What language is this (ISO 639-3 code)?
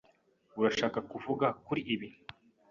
kin